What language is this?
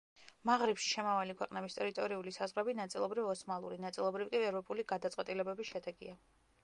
Georgian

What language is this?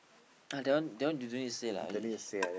English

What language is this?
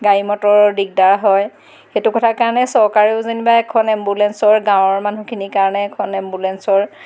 Assamese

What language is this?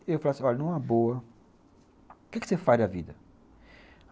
Portuguese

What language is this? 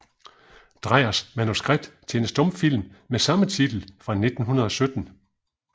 Danish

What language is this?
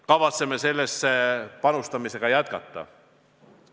Estonian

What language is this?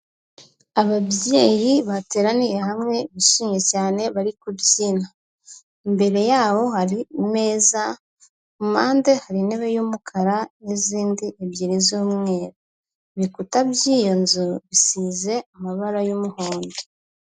Kinyarwanda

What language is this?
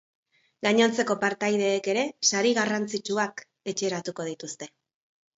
Basque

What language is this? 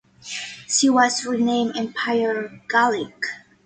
English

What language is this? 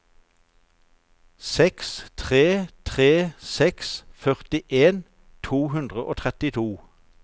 Norwegian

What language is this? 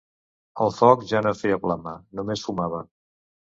Catalan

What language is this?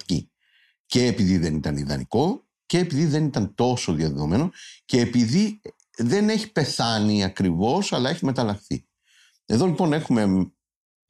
Greek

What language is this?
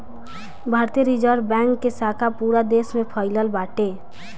Bhojpuri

